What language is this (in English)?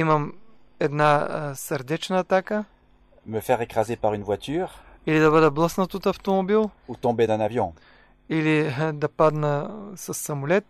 Bulgarian